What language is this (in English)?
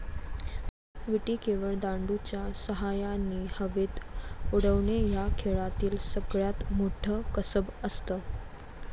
Marathi